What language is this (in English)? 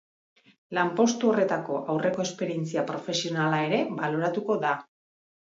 Basque